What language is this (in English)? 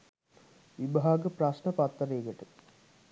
Sinhala